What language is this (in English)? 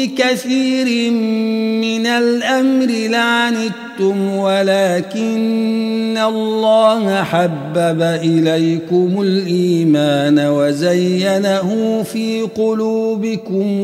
Arabic